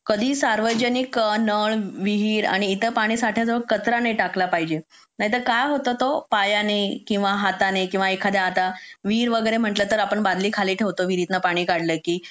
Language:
Marathi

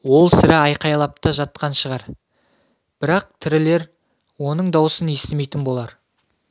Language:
Kazakh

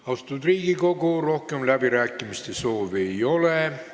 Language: Estonian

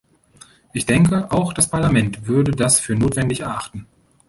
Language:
German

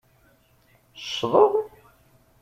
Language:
Kabyle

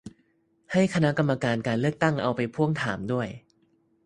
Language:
Thai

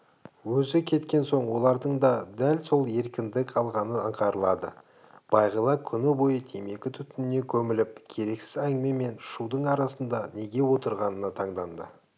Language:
Kazakh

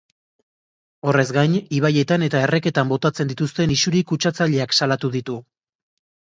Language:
Basque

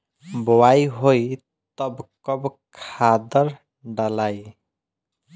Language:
Bhojpuri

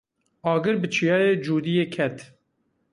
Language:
Kurdish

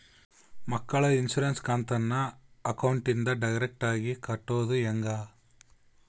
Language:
Kannada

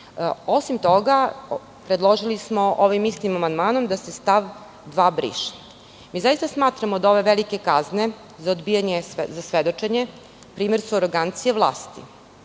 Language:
Serbian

